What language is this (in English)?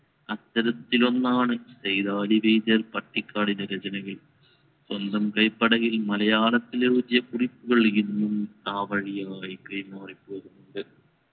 Malayalam